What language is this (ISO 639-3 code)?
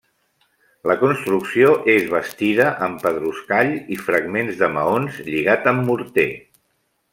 cat